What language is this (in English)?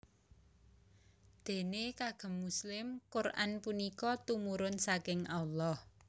Javanese